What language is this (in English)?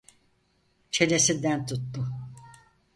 Turkish